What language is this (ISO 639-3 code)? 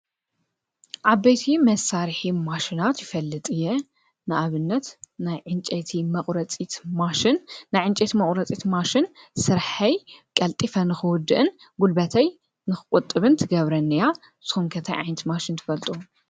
tir